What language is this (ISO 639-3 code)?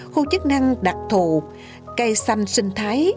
vie